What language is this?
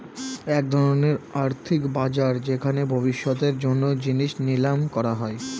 Bangla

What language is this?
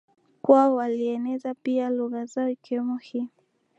Swahili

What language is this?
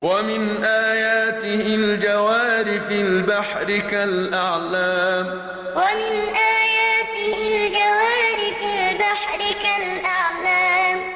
Arabic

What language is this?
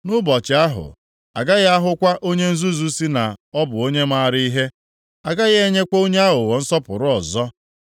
Igbo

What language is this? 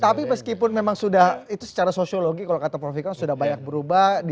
Indonesian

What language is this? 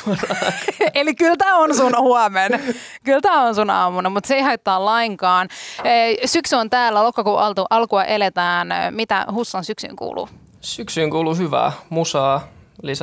Finnish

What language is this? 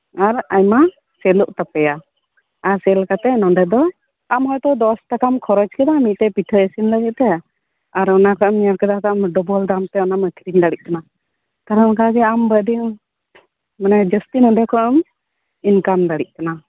Santali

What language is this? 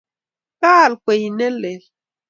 Kalenjin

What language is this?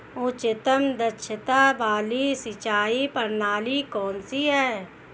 Hindi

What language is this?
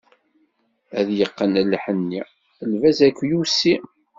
Kabyle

